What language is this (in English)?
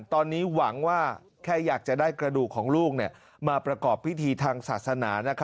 Thai